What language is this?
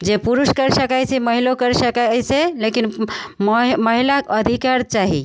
Maithili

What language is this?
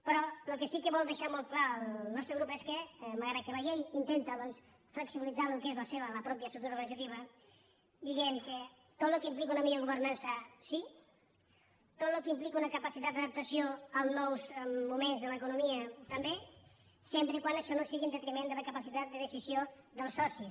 Catalan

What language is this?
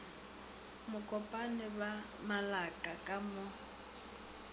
Northern Sotho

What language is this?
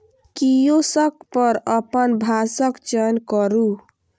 Maithili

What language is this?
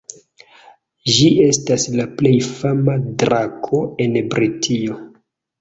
Esperanto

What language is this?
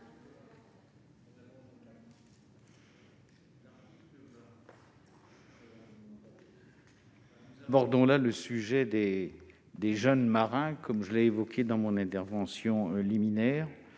French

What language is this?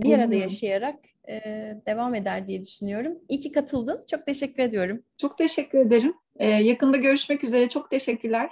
Turkish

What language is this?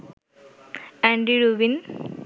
Bangla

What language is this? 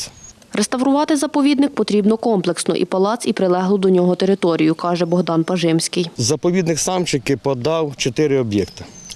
Ukrainian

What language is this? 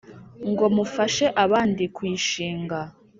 Kinyarwanda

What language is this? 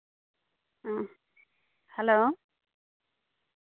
Santali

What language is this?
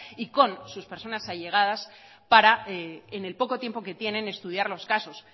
Spanish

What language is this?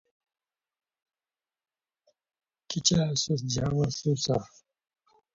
Khowar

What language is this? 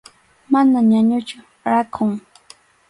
Arequipa-La Unión Quechua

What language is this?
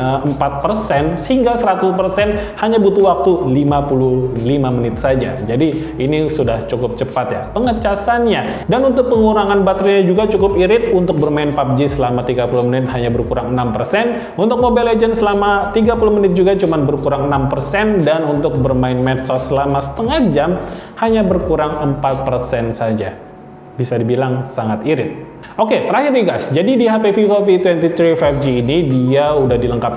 Indonesian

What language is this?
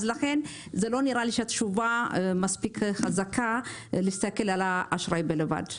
Hebrew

